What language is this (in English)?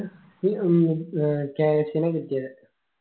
Malayalam